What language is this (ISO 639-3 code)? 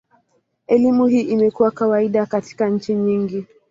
swa